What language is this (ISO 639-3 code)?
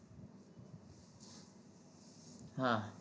guj